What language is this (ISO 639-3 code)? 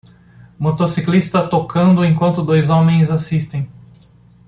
por